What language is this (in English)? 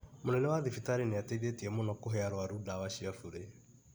Kikuyu